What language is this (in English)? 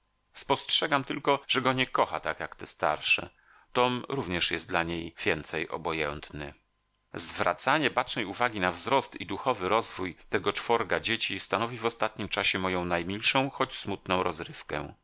Polish